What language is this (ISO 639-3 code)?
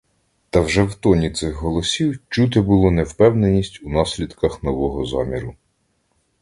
ukr